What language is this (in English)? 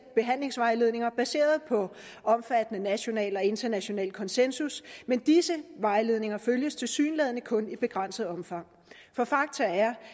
Danish